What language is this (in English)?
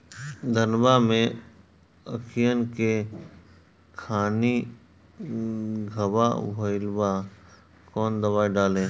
Bhojpuri